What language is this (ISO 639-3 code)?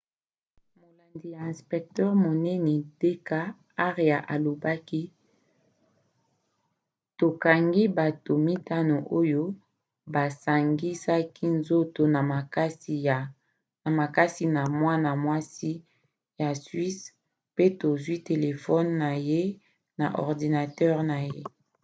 lin